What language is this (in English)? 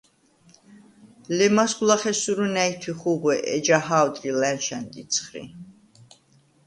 Svan